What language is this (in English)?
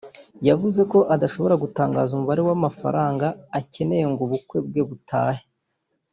Kinyarwanda